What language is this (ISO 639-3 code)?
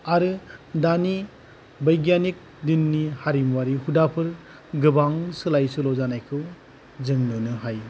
brx